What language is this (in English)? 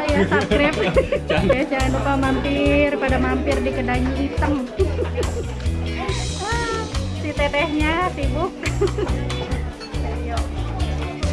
Indonesian